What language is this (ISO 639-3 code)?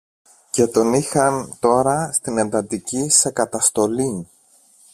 ell